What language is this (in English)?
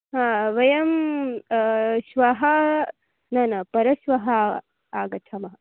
Sanskrit